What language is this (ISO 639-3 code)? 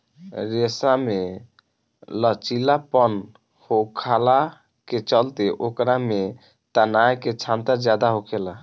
bho